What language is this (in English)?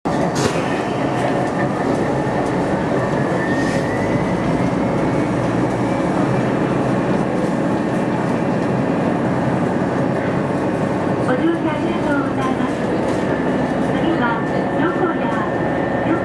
Japanese